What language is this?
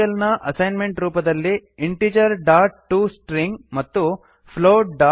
Kannada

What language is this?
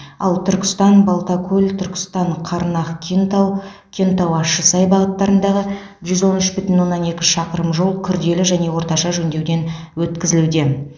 Kazakh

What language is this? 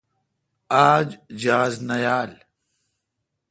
Kalkoti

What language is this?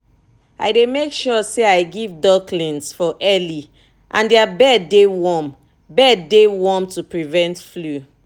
Nigerian Pidgin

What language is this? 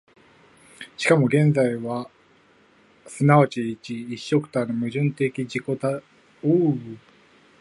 Japanese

